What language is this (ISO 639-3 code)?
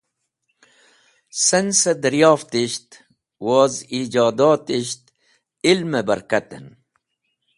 wbl